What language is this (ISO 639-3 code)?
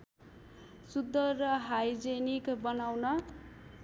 nep